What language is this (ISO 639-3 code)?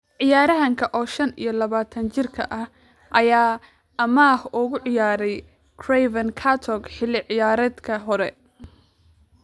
som